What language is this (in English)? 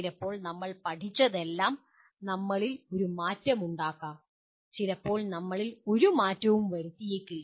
Malayalam